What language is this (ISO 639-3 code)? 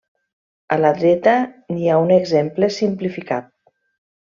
cat